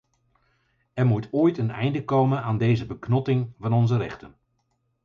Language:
Dutch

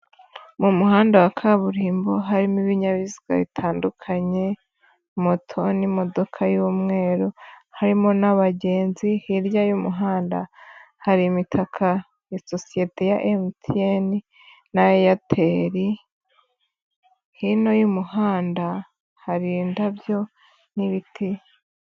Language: Kinyarwanda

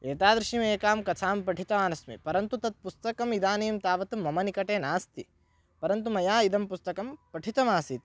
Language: Sanskrit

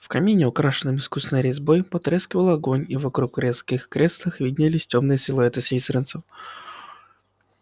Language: Russian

